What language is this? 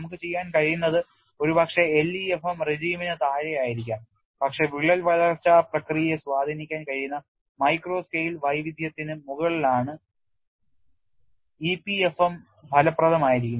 Malayalam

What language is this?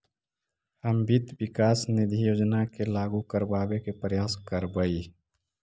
Magahi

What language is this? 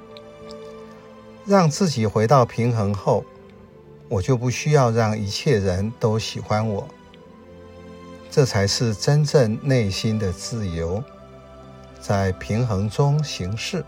Chinese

